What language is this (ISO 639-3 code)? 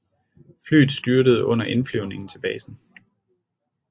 dan